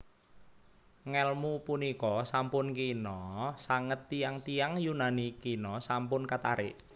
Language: Javanese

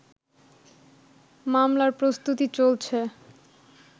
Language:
Bangla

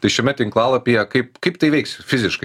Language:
Lithuanian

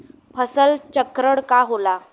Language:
Bhojpuri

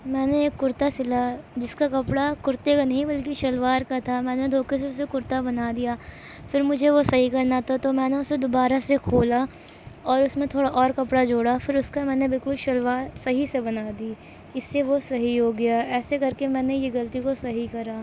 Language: Urdu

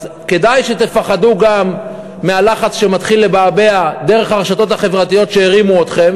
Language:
Hebrew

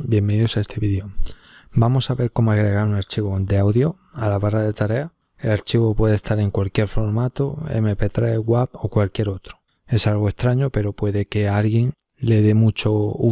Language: Spanish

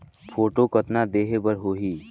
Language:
Chhattisgarhi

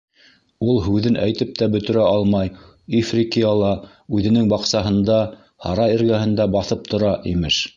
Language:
Bashkir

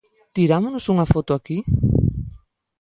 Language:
Galician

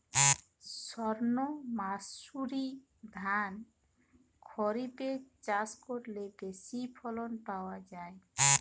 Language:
Bangla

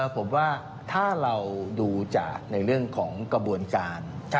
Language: Thai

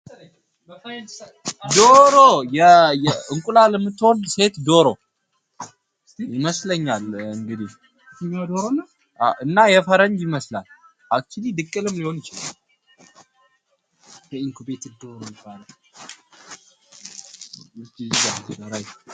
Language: Amharic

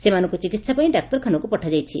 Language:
Odia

